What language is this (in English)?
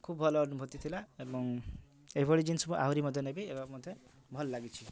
Odia